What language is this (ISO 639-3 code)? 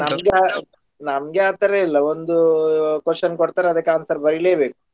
kan